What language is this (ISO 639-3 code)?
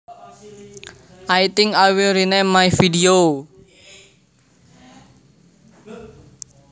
jav